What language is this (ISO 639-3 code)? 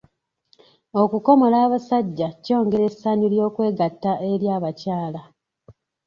lug